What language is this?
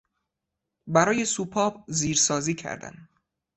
Persian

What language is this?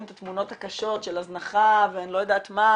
Hebrew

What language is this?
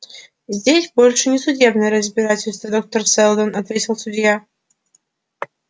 Russian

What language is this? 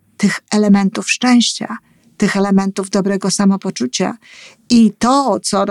Polish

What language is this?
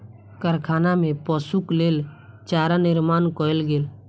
Maithili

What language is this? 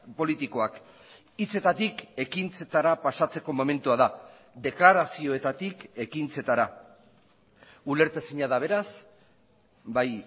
Basque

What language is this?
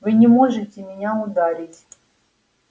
Russian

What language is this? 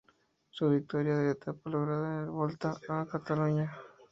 Spanish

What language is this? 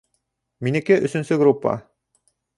Bashkir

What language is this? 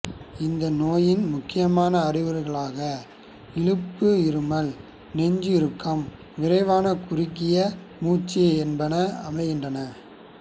Tamil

